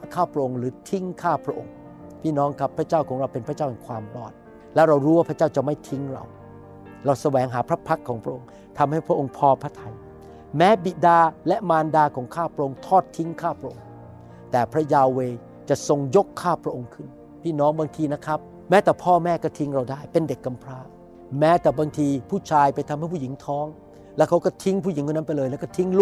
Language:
Thai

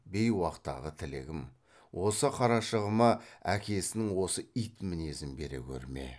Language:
Kazakh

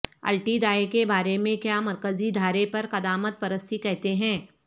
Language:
Urdu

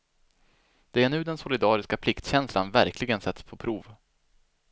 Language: Swedish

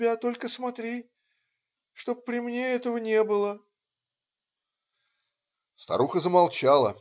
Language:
Russian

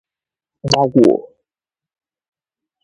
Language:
Igbo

